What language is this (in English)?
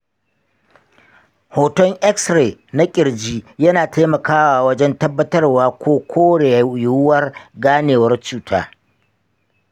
Hausa